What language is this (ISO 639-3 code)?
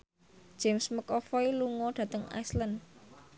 jav